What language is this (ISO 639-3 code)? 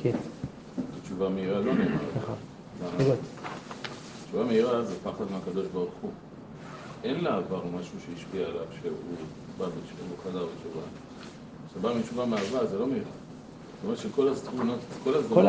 heb